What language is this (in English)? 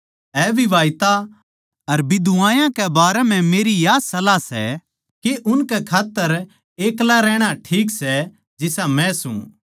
Haryanvi